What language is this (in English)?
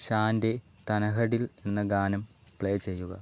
Malayalam